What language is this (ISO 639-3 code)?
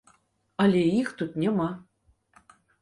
bel